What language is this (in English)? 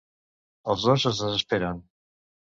Catalan